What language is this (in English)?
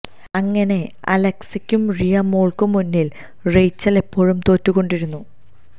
Malayalam